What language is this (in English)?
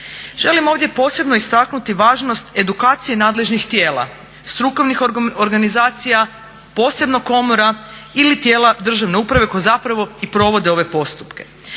Croatian